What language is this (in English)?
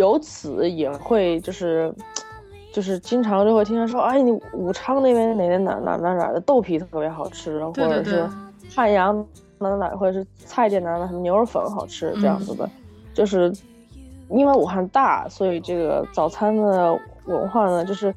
Chinese